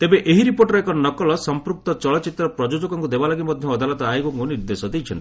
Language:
Odia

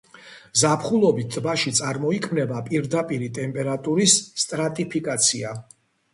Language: Georgian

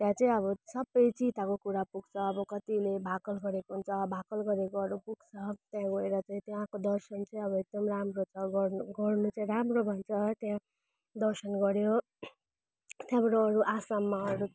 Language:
Nepali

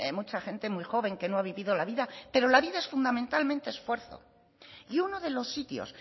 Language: Spanish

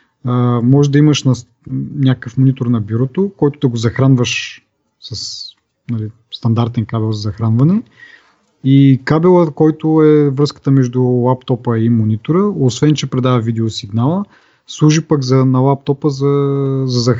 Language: Bulgarian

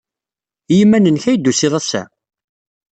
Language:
Kabyle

